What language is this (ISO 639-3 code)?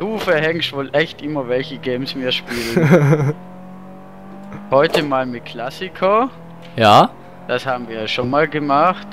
deu